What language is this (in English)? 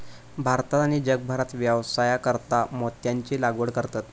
Marathi